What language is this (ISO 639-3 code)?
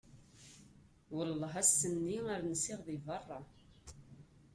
kab